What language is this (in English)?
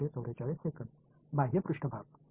Tamil